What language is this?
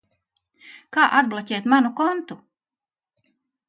Latvian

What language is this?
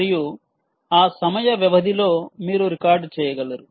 Telugu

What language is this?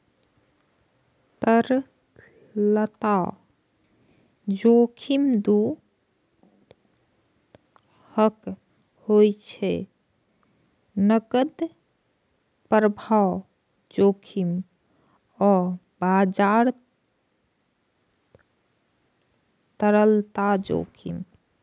Maithili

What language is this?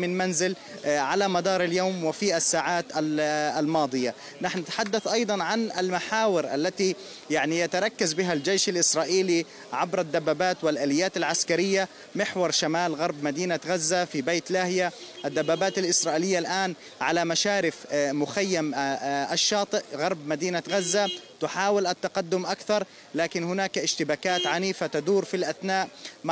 Arabic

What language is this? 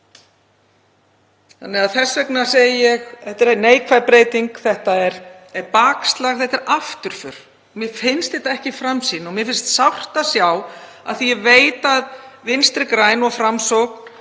Icelandic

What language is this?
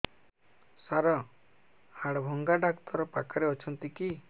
Odia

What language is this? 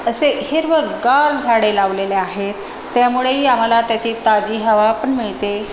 Marathi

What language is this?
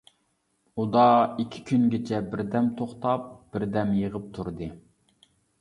Uyghur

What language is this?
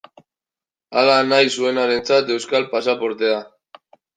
Basque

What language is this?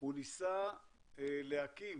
Hebrew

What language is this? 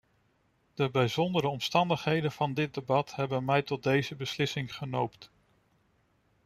Dutch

